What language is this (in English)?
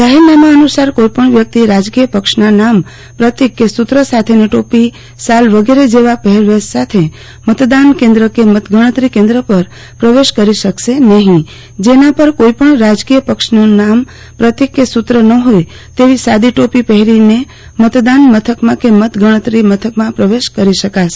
Gujarati